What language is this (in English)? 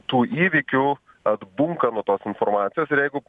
Lithuanian